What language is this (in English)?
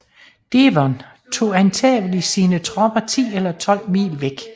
Danish